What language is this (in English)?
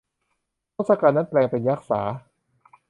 Thai